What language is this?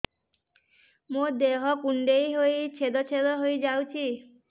Odia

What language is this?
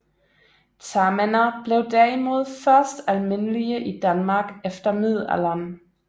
Danish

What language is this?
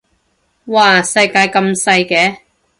Cantonese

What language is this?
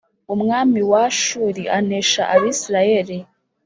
Kinyarwanda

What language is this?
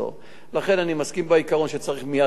Hebrew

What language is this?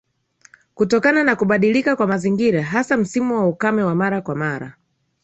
Swahili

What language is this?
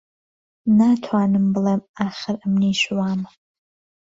Central Kurdish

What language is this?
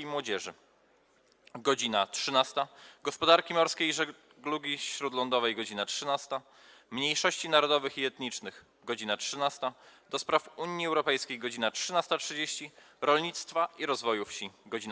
Polish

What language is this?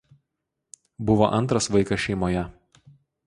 Lithuanian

